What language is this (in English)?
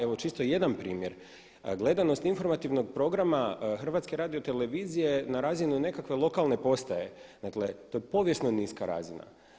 Croatian